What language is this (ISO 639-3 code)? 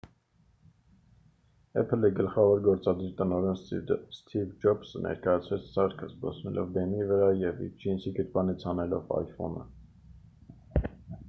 hye